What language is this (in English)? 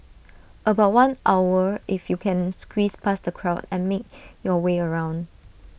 English